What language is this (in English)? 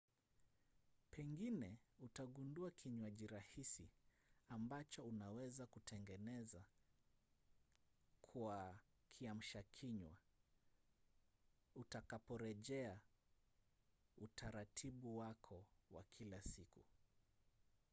Swahili